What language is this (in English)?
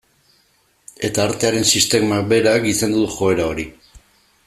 Basque